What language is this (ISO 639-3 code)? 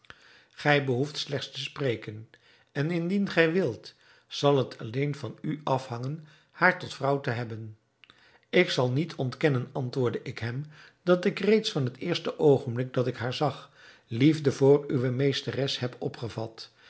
nld